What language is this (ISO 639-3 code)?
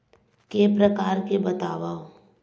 hne